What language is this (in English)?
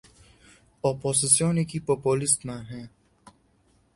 Central Kurdish